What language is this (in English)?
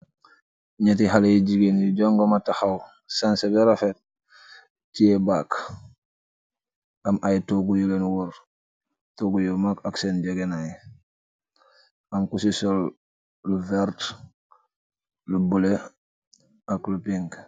Wolof